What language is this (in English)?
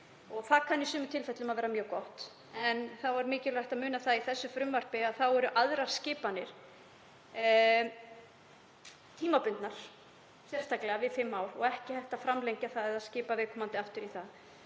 Icelandic